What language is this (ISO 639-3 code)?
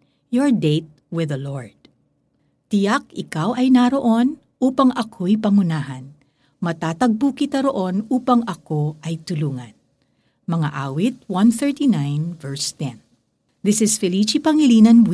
fil